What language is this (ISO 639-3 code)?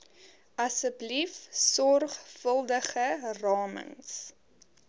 afr